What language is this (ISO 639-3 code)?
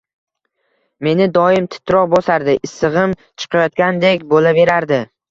uzb